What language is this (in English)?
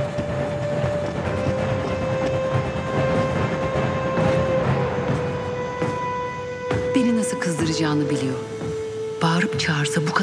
Turkish